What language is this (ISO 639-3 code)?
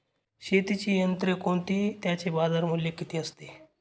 mar